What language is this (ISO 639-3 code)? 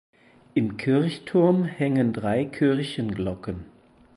deu